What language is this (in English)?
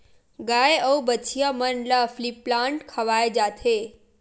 Chhattisgarhi